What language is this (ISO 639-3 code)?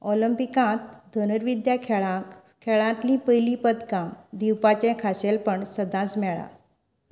kok